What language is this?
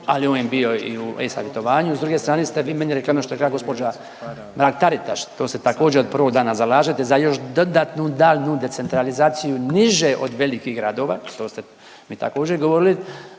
Croatian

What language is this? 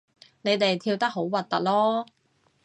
Cantonese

